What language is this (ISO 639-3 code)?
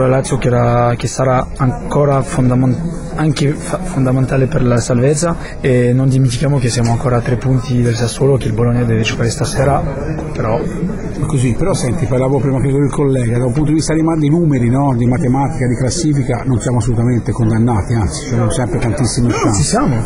ita